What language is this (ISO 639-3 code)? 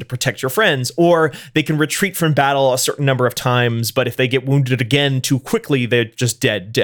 eng